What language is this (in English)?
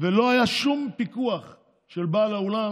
Hebrew